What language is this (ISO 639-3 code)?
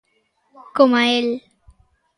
glg